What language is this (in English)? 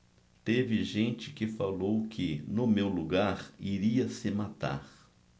Portuguese